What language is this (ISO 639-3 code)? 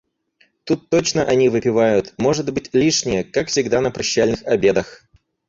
rus